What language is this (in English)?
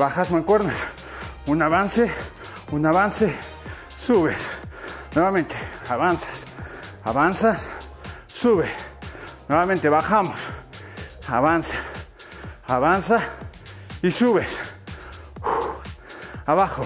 Spanish